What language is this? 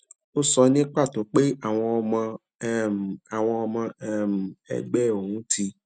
Yoruba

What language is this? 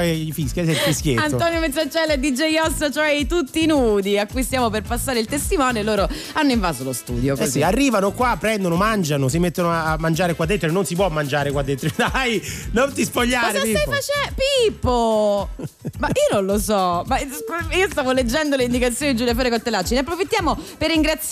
Italian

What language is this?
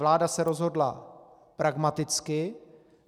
Czech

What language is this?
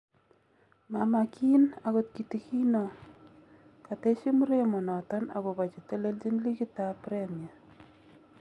Kalenjin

